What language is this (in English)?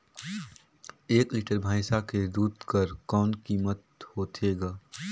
Chhattisgarhi